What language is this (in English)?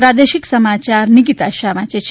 Gujarati